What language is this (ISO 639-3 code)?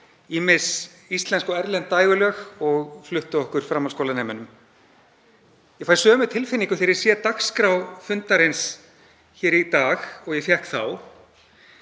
isl